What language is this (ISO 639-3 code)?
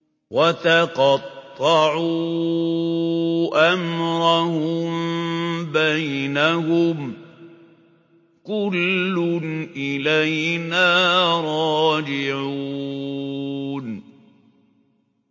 ara